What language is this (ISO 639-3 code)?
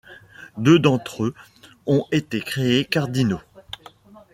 fra